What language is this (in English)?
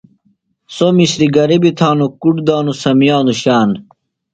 Phalura